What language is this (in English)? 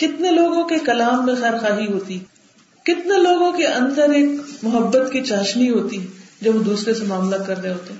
Urdu